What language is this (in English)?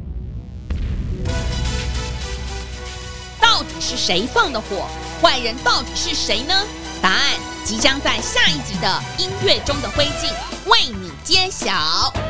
Chinese